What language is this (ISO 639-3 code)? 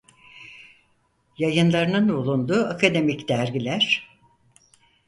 tur